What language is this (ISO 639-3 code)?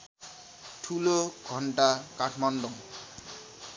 nep